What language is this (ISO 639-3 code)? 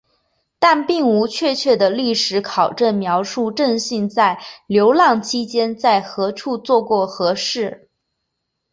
zho